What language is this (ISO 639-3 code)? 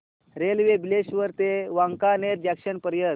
mar